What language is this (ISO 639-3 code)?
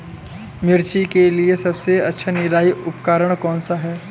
hin